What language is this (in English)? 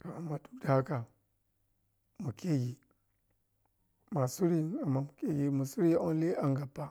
Piya-Kwonci